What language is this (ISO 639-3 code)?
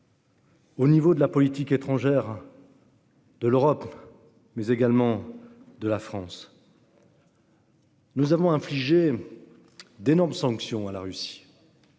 fra